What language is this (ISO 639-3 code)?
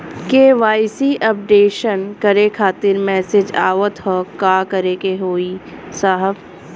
bho